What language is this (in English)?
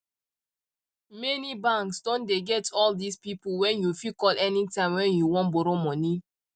Nigerian Pidgin